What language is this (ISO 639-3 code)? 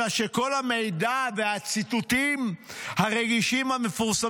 heb